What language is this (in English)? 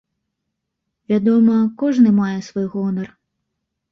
Belarusian